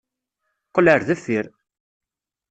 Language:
Kabyle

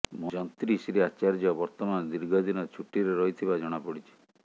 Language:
Odia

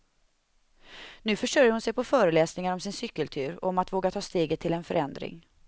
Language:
Swedish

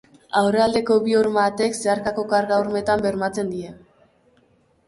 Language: Basque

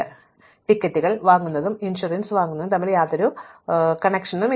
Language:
Malayalam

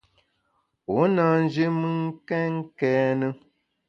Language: Bamun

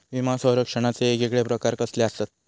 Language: Marathi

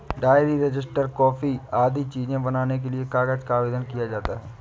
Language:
Hindi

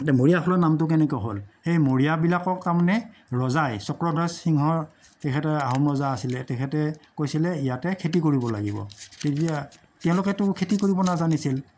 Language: Assamese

